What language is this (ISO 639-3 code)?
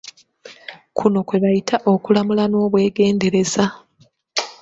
lug